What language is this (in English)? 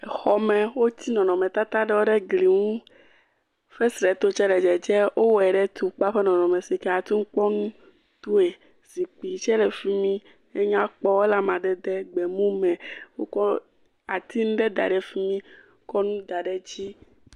Ewe